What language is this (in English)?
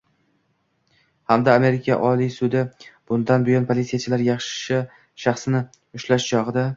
Uzbek